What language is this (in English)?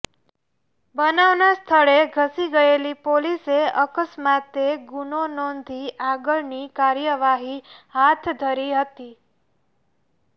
Gujarati